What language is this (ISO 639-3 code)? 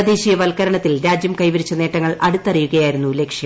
mal